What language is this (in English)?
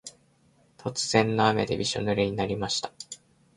Japanese